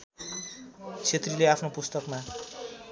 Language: Nepali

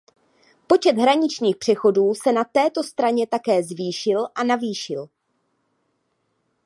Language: Czech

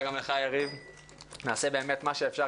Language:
Hebrew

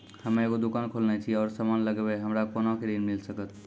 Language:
Maithili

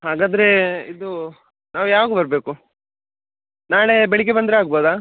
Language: Kannada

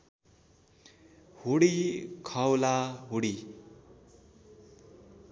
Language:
Nepali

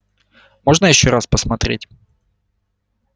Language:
Russian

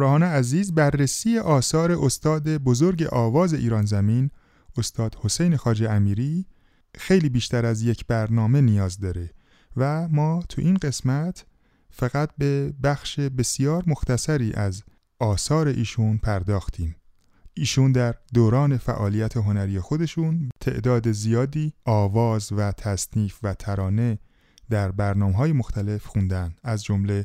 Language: Persian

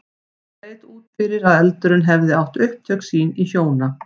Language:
Icelandic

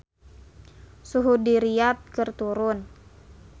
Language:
Sundanese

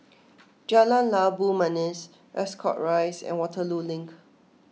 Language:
English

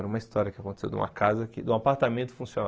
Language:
Portuguese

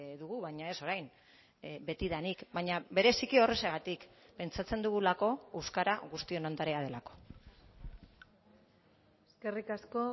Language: Basque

